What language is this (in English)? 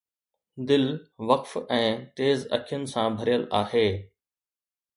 Sindhi